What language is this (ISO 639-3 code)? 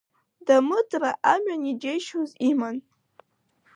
abk